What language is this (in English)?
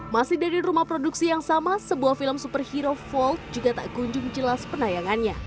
Indonesian